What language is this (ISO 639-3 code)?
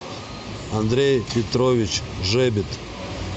rus